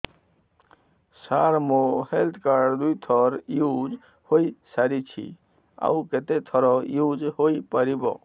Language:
Odia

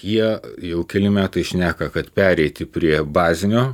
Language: Lithuanian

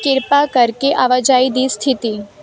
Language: Punjabi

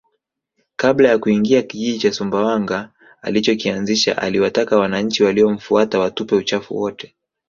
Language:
Swahili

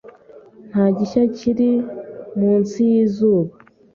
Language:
Kinyarwanda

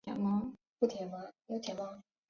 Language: Chinese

